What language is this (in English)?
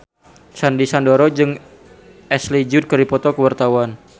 Sundanese